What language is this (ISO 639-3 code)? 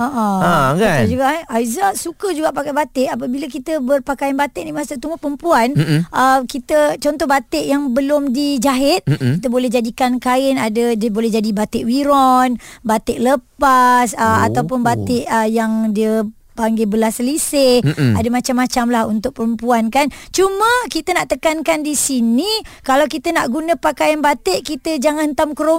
msa